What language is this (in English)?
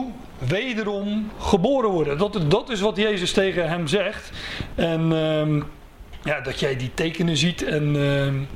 Dutch